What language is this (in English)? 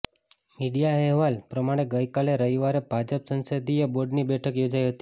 Gujarati